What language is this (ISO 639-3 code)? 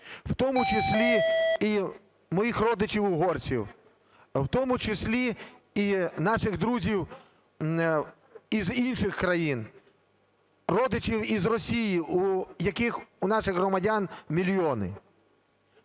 ukr